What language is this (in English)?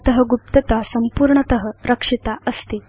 Sanskrit